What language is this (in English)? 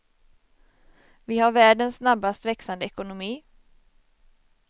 Swedish